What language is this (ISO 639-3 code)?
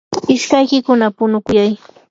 qur